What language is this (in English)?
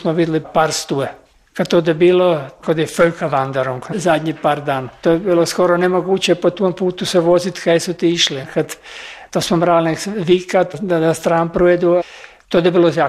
Croatian